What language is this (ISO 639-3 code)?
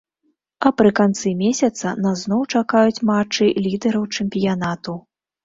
bel